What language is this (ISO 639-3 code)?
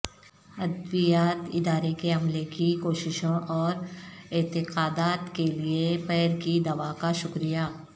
urd